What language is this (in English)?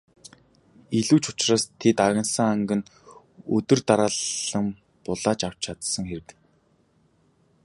Mongolian